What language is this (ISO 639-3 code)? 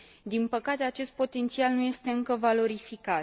ron